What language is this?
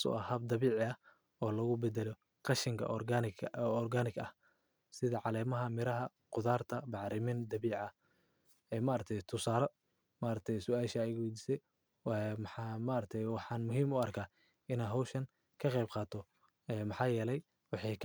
Somali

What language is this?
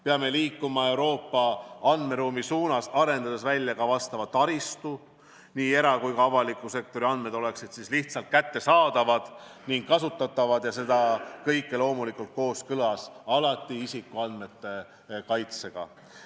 Estonian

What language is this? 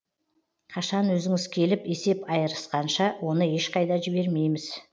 Kazakh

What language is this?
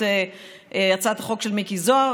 Hebrew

